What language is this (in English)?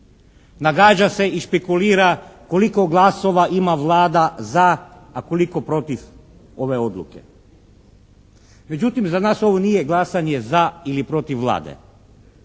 Croatian